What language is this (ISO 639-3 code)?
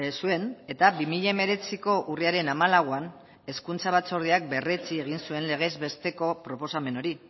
eus